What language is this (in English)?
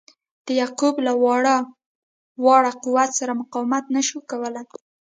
Pashto